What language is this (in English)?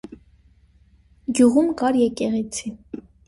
Armenian